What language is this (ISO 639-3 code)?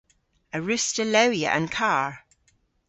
cor